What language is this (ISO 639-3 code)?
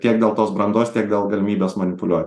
lit